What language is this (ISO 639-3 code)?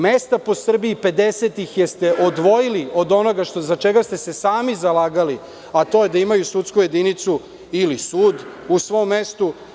srp